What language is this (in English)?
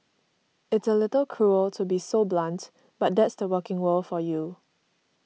English